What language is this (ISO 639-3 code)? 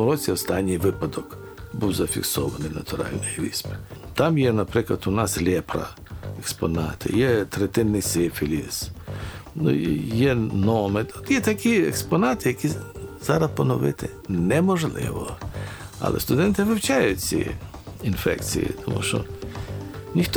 ukr